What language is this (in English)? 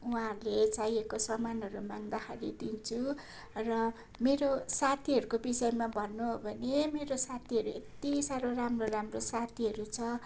Nepali